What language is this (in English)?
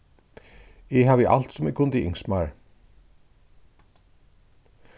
Faroese